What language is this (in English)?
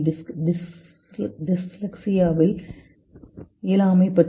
Tamil